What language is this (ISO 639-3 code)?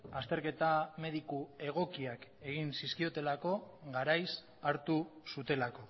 eus